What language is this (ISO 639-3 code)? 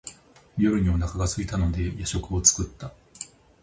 jpn